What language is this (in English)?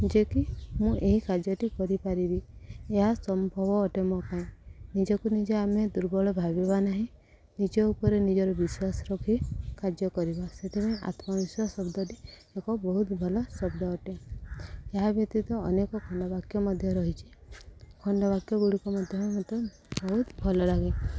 Odia